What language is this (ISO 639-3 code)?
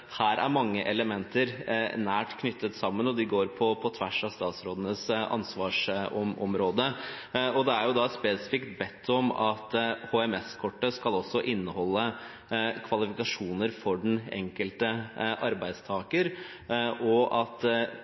nob